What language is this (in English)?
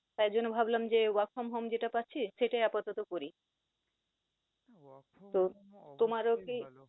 Bangla